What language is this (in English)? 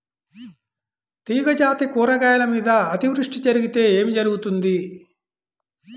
Telugu